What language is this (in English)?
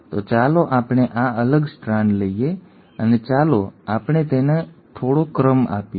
Gujarati